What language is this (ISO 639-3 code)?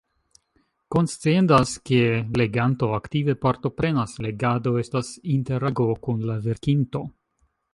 epo